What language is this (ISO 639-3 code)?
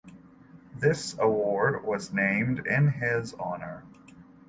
eng